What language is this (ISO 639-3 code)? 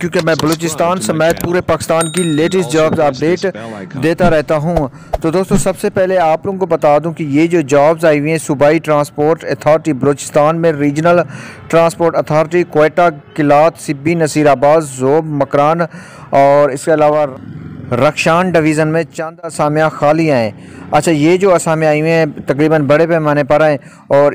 hin